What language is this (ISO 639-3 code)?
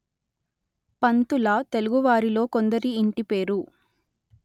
tel